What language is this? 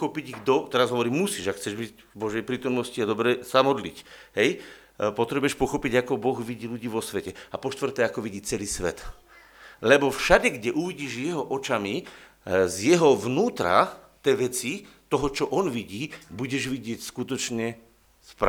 Slovak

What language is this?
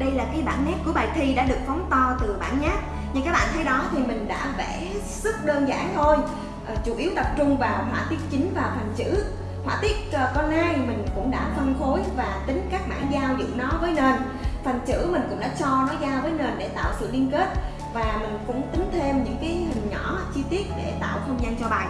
Vietnamese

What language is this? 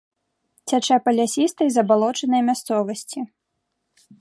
Belarusian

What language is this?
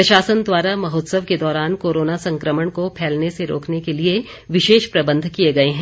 Hindi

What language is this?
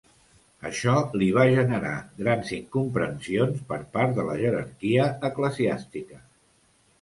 Catalan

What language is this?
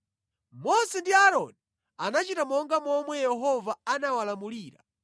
Nyanja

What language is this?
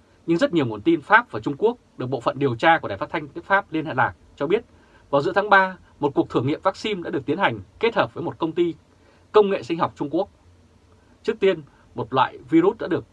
Vietnamese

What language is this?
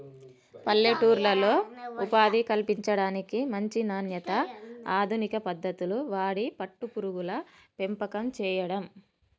Telugu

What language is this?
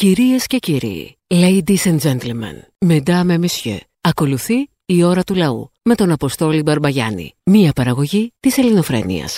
Greek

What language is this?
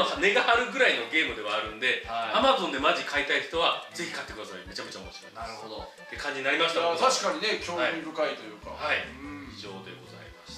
Japanese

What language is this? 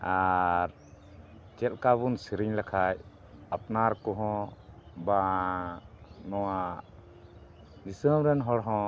Santali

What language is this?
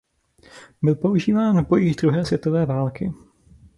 Czech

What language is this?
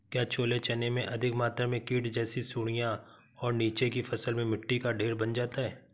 Hindi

